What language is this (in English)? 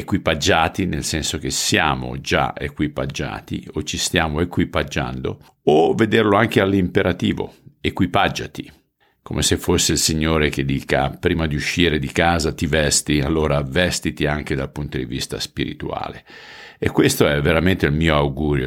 Italian